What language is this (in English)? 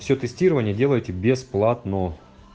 Russian